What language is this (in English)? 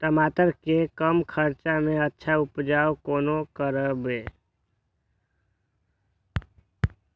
Maithili